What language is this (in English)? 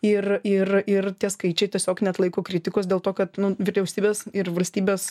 Lithuanian